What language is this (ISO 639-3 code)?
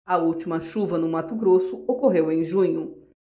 por